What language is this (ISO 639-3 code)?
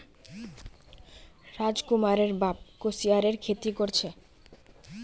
mag